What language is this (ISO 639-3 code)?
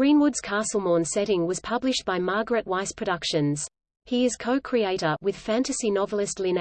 eng